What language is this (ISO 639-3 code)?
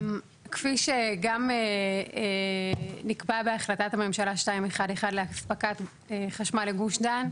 heb